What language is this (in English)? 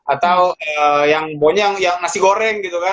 Indonesian